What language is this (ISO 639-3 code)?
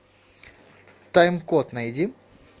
rus